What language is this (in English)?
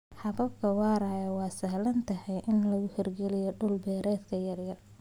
Somali